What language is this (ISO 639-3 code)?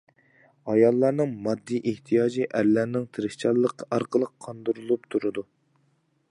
uig